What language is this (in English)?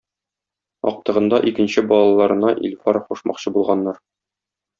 Tatar